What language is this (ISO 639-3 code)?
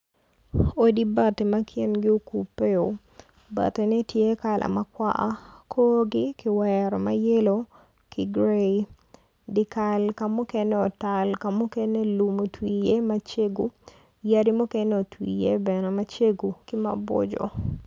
ach